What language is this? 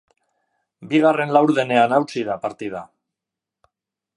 Basque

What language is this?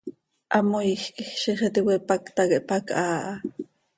Seri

